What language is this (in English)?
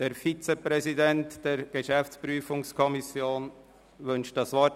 Swiss German